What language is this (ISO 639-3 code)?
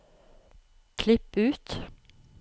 nor